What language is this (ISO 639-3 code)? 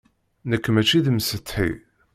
kab